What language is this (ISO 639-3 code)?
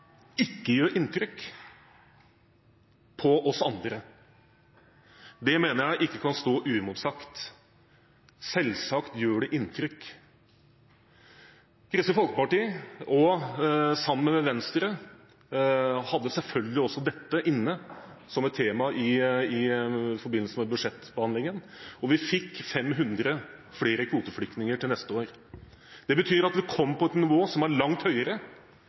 nob